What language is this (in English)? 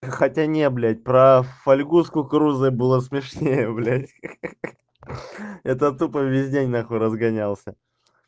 Russian